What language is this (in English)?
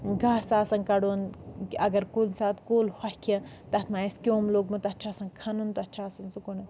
Kashmiri